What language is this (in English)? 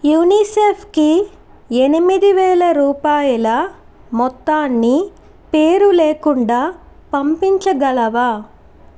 Telugu